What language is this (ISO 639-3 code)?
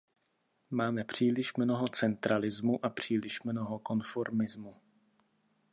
ces